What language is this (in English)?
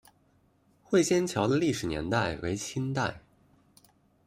Chinese